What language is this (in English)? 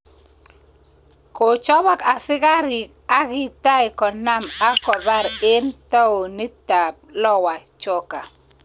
Kalenjin